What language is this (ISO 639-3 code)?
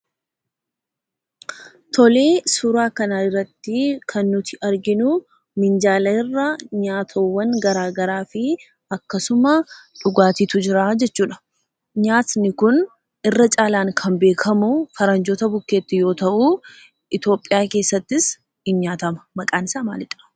orm